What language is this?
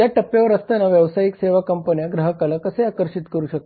Marathi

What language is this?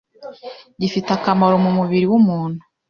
Kinyarwanda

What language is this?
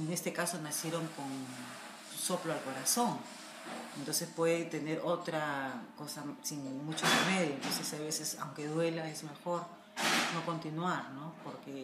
Spanish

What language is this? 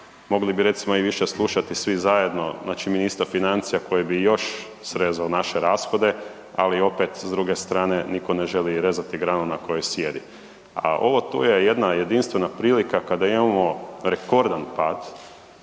Croatian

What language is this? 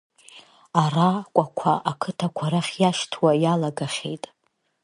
Abkhazian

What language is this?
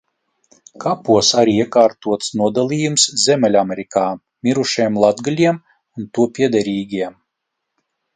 Latvian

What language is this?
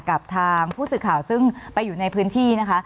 Thai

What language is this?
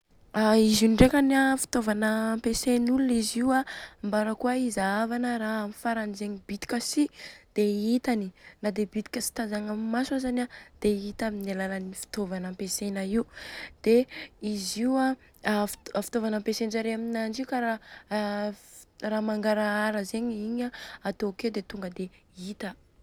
Southern Betsimisaraka Malagasy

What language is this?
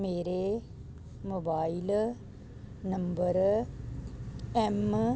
Punjabi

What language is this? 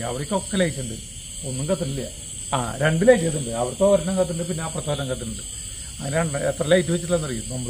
Indonesian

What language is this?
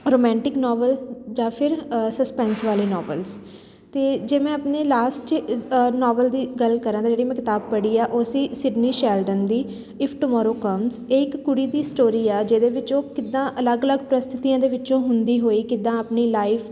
Punjabi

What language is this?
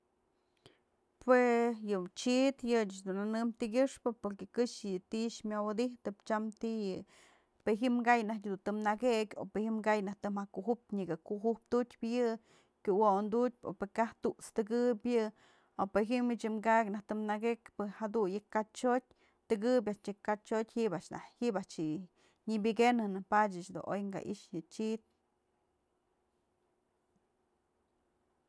Mazatlán Mixe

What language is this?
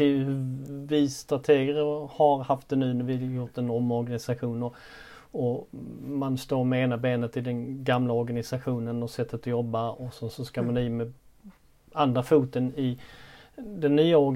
Swedish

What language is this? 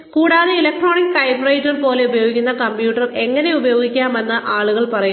Malayalam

